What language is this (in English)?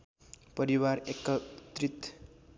Nepali